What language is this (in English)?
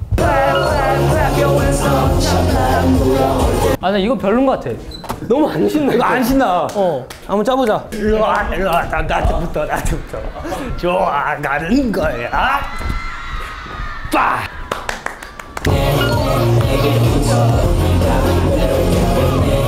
Korean